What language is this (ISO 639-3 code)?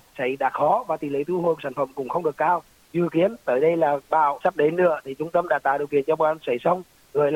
vie